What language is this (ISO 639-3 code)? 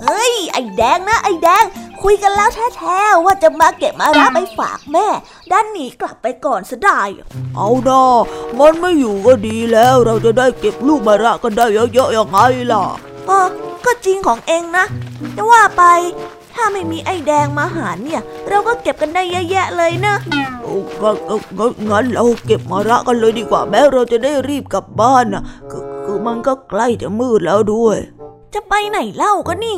tha